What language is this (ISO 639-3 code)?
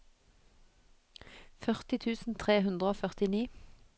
nor